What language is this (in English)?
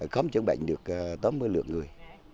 Vietnamese